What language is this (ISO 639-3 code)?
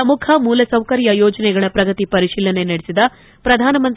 kan